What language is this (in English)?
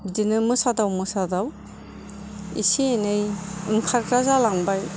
Bodo